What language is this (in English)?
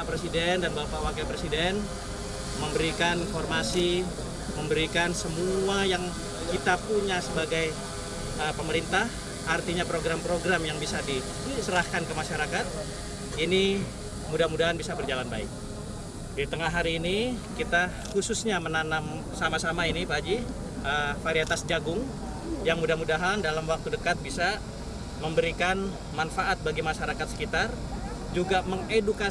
Indonesian